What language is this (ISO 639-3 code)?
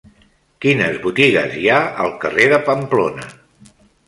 cat